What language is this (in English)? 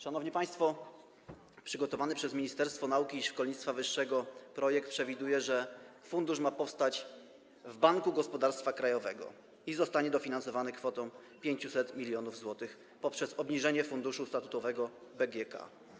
Polish